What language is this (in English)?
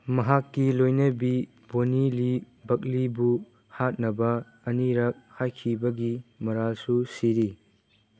Manipuri